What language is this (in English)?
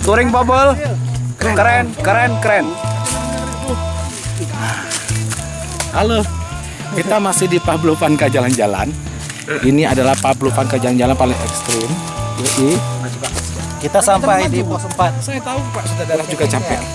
Indonesian